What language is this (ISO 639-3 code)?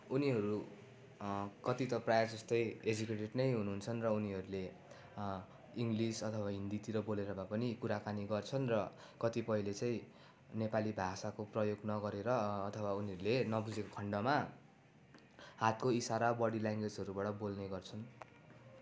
nep